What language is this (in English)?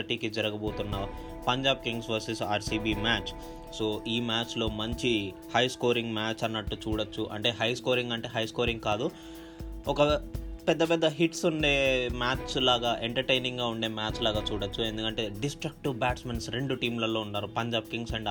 Telugu